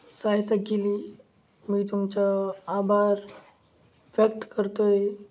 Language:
Marathi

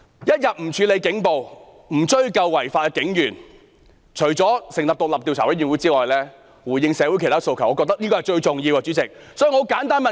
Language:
Cantonese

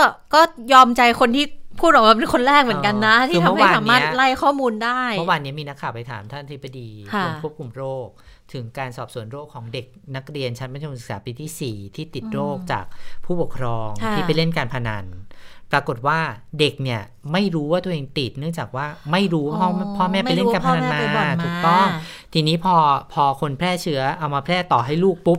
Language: Thai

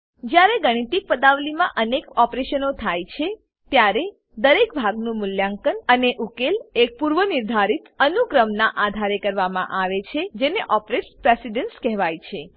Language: Gujarati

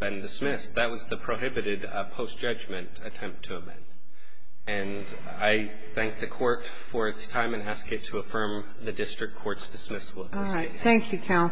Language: English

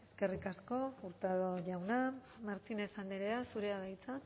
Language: Basque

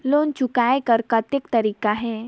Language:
Chhattisgarhi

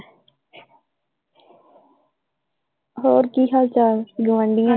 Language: Punjabi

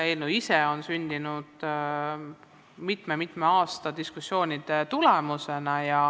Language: Estonian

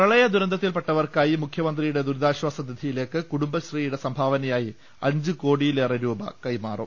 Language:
Malayalam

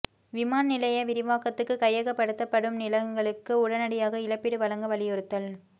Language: Tamil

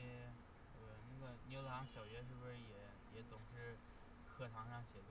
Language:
Chinese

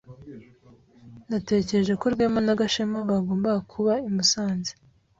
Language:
Kinyarwanda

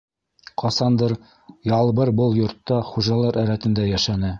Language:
Bashkir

